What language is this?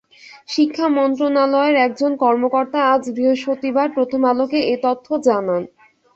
Bangla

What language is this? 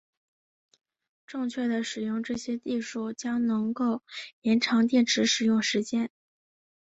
Chinese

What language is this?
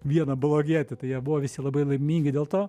Lithuanian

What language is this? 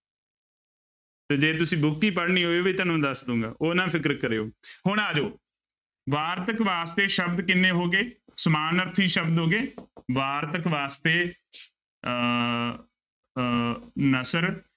Punjabi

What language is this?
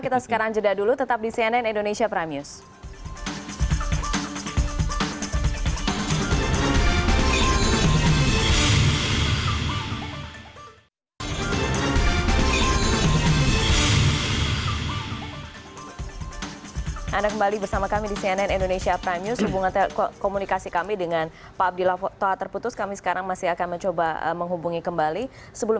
Indonesian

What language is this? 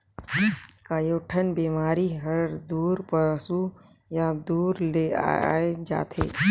Chhattisgarhi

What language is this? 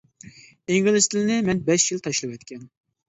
Uyghur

